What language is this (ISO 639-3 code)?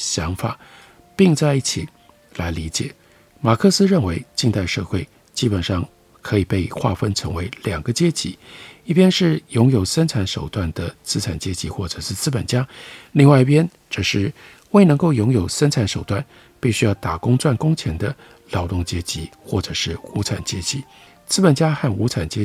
zho